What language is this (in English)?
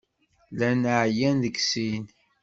Kabyle